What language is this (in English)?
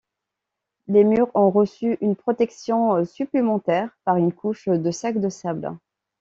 French